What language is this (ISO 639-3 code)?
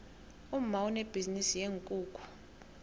nbl